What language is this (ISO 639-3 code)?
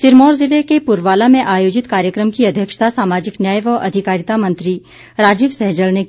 hin